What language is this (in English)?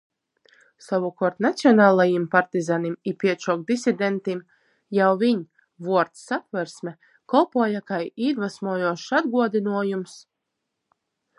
Latgalian